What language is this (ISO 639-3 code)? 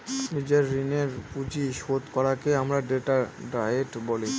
ben